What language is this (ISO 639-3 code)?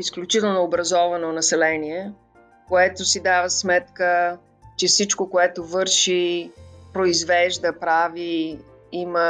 bul